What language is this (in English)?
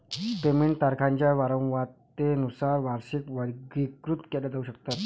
Marathi